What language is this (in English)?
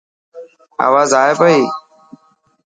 Dhatki